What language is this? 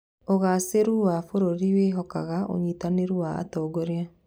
Kikuyu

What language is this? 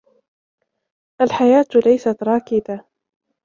Arabic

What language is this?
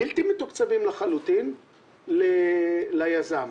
Hebrew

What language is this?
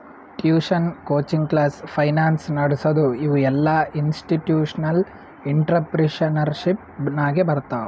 Kannada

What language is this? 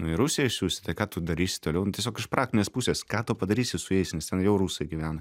Lithuanian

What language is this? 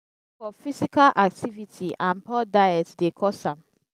Nigerian Pidgin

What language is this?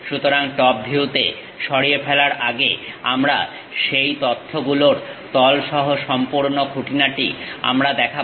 Bangla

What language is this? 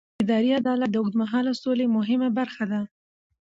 Pashto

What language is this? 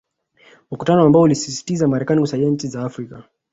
Swahili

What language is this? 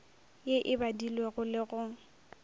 Northern Sotho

